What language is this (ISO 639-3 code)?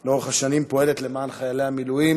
heb